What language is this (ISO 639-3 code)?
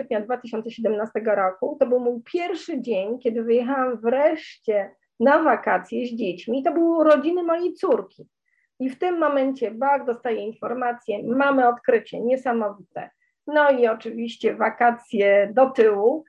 pol